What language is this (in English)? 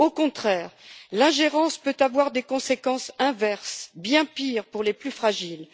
French